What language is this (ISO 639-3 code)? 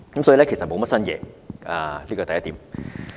yue